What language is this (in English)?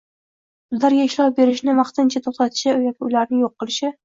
Uzbek